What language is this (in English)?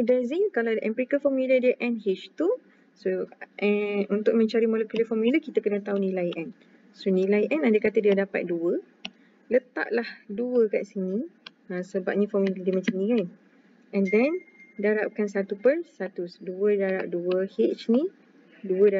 Malay